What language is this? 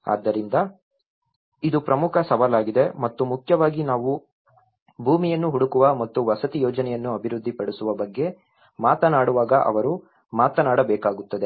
Kannada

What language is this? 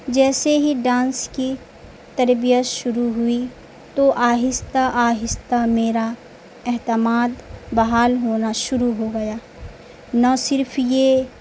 Urdu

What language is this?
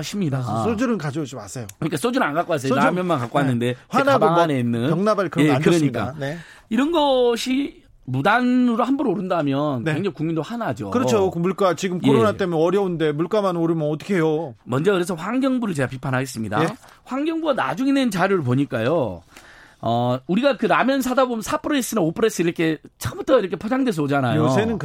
Korean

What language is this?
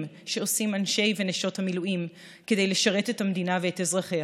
Hebrew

